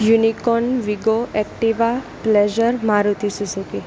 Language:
Gujarati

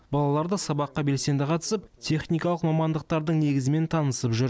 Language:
Kazakh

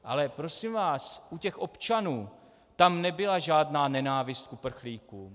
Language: Czech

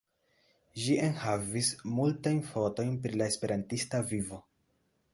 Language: Esperanto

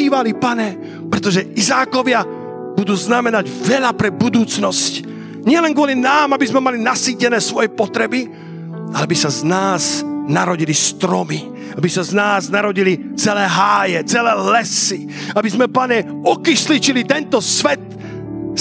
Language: Slovak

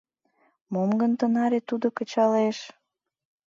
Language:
Mari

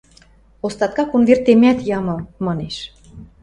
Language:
Western Mari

